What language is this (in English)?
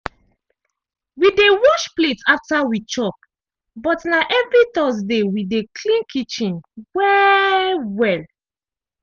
Nigerian Pidgin